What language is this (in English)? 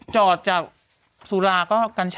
Thai